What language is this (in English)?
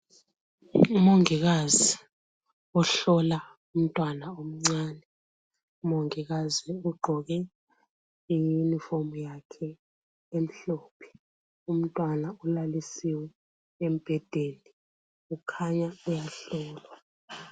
North Ndebele